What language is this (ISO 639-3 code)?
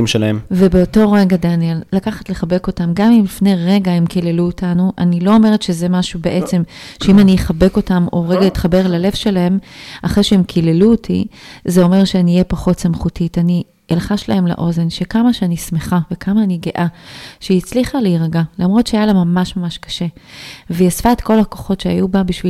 heb